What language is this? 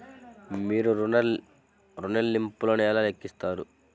Telugu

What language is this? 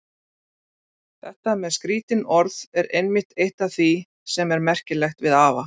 Icelandic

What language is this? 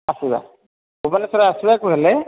Odia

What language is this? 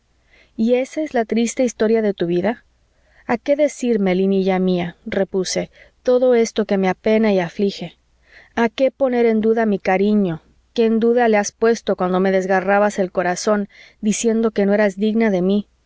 Spanish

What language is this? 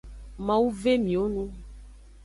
Aja (Benin)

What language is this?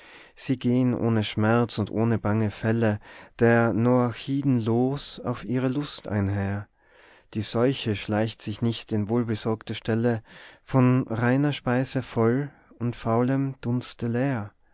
German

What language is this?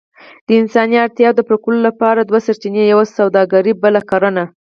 Pashto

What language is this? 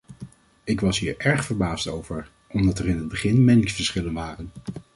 Dutch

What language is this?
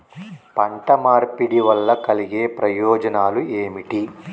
Telugu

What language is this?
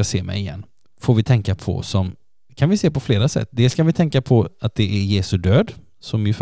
Swedish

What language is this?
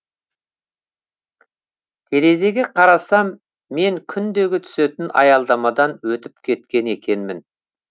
Kazakh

